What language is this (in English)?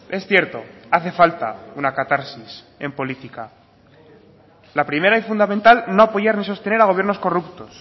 Spanish